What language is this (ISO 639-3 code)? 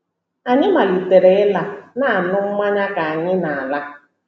ibo